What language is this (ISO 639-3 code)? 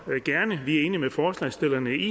dan